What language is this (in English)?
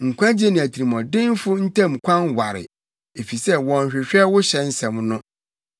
Akan